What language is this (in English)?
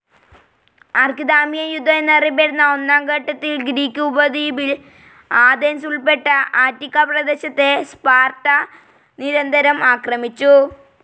Malayalam